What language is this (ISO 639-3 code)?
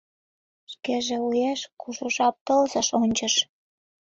chm